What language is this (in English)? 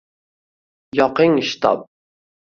Uzbek